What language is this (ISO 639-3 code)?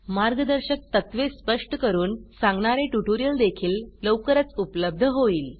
mar